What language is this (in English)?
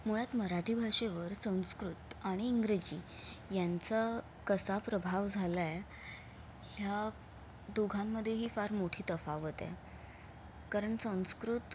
Marathi